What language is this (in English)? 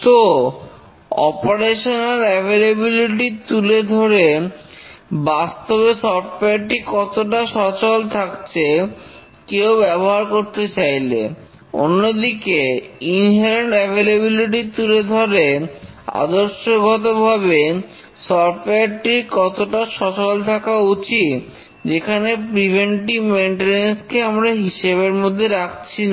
Bangla